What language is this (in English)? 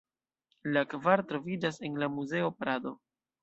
Esperanto